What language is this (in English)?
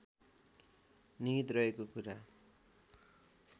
Nepali